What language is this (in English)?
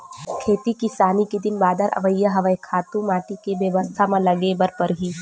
Chhattisgarhi